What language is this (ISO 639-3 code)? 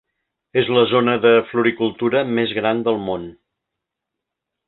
cat